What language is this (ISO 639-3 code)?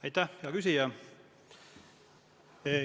est